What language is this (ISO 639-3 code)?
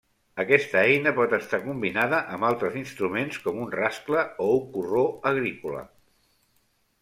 cat